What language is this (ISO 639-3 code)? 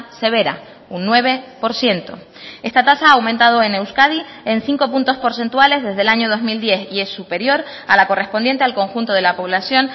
spa